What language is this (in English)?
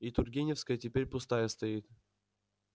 Russian